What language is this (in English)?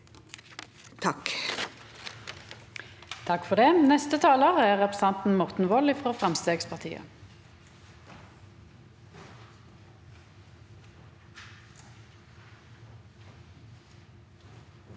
Norwegian